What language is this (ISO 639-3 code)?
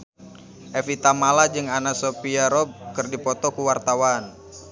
sun